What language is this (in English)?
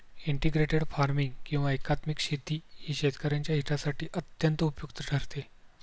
Marathi